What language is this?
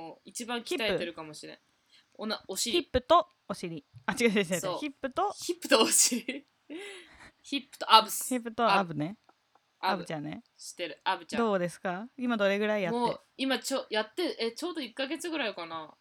Japanese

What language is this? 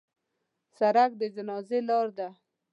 Pashto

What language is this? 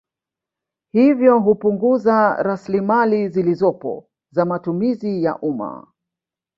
Swahili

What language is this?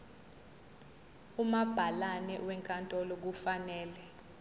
Zulu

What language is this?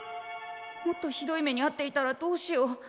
Japanese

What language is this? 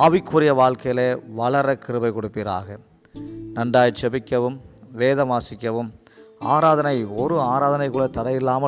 Tamil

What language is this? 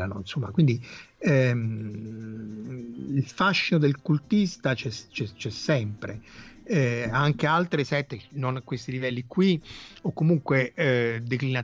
Italian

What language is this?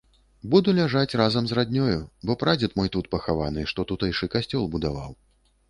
Belarusian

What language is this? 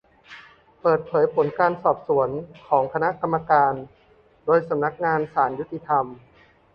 Thai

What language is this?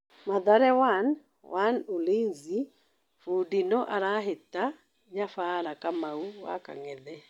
Kikuyu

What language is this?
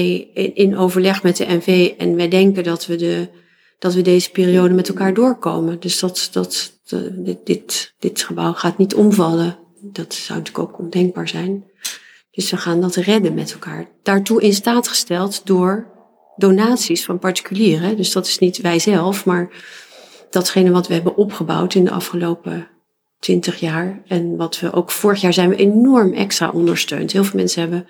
Dutch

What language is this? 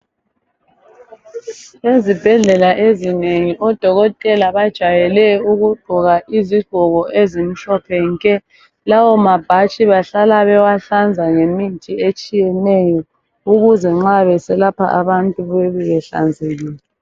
North Ndebele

